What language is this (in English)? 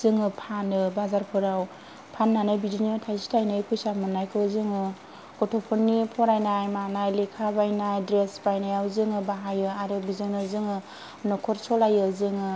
Bodo